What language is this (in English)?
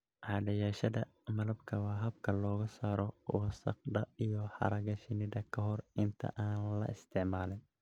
Somali